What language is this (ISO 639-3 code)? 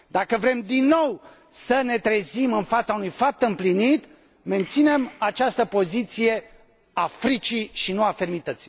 ron